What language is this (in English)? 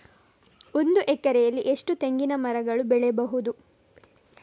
Kannada